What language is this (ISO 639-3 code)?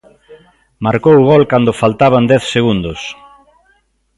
glg